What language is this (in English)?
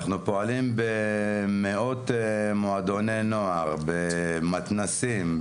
Hebrew